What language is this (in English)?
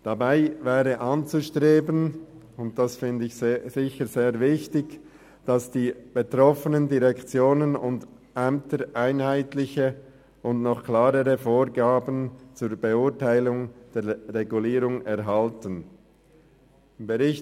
Swiss German